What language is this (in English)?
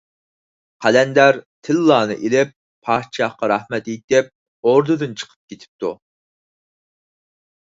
Uyghur